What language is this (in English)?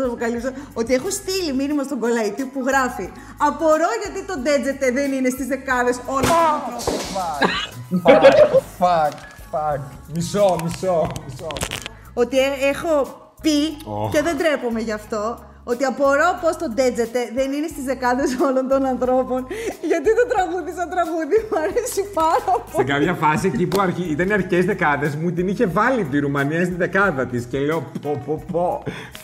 Greek